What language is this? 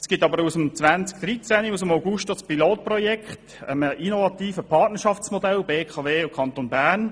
Swiss German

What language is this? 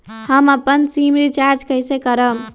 Magahi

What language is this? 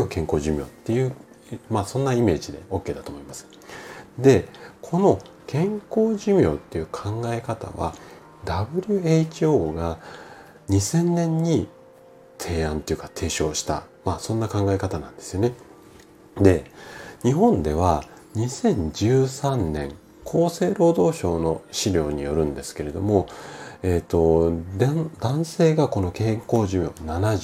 Japanese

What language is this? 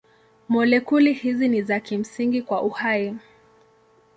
Swahili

